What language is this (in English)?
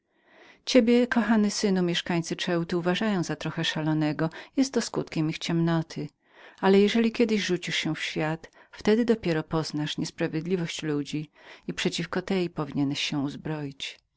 Polish